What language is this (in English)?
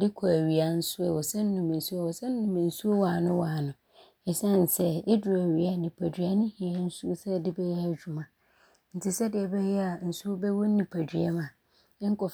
Abron